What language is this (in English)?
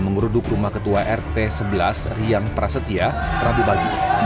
Indonesian